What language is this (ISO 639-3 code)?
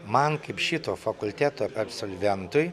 lit